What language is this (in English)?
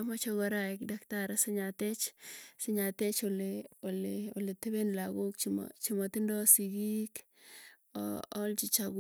Tugen